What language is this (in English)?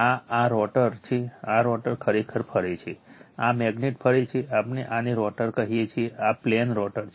Gujarati